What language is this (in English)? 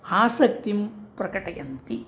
Sanskrit